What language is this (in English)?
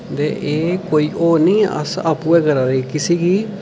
Dogri